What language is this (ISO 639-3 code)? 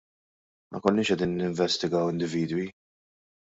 mlt